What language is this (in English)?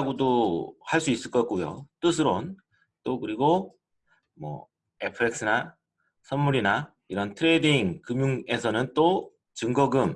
Korean